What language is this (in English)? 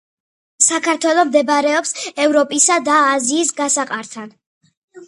Georgian